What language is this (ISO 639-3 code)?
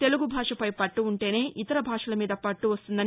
tel